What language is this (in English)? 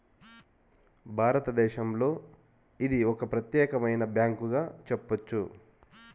Telugu